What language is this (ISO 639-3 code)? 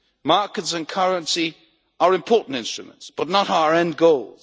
eng